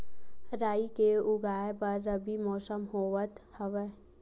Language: Chhattisgarhi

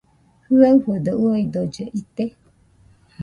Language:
Nüpode Huitoto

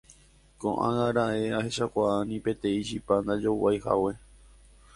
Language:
Guarani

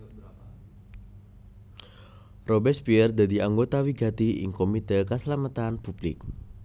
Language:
Javanese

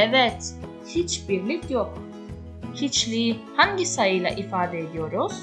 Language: Turkish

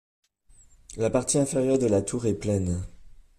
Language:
French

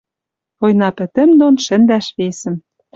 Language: Western Mari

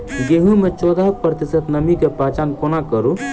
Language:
Maithili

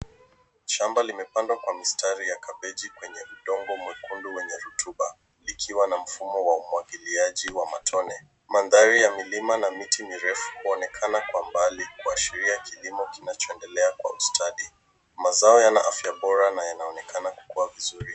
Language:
Swahili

